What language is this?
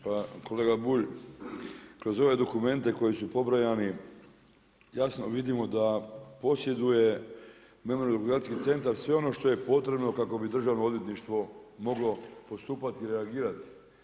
Croatian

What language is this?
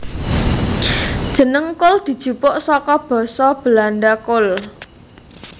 Javanese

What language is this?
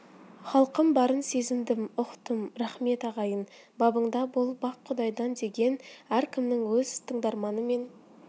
Kazakh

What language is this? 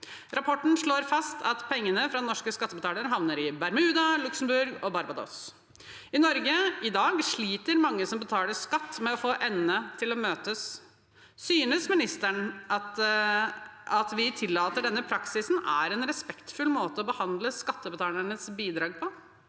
Norwegian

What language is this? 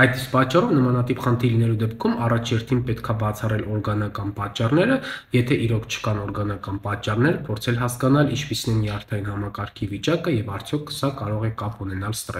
Romanian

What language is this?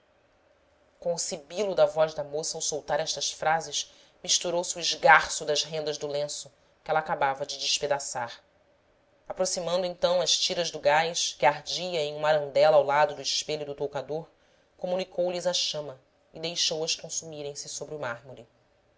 Portuguese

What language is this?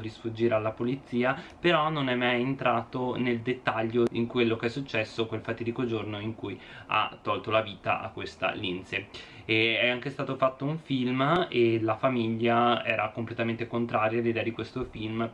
Italian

